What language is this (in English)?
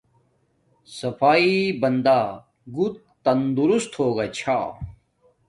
Domaaki